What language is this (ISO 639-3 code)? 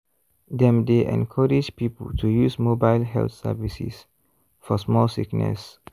pcm